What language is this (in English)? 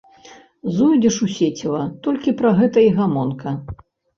Belarusian